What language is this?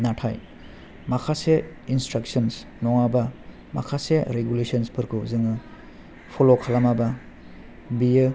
Bodo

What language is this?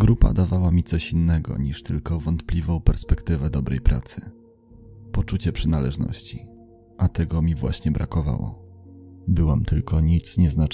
Polish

